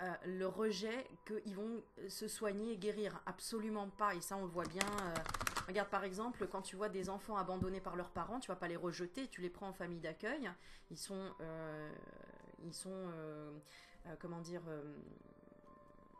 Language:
French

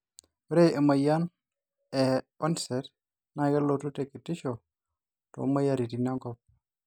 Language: Masai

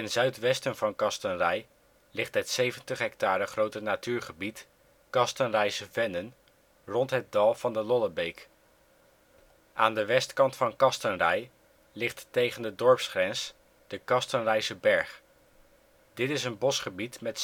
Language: Dutch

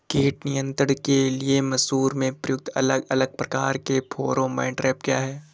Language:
Hindi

